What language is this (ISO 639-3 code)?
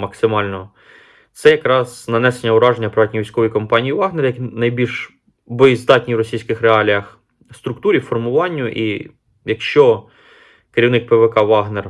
ukr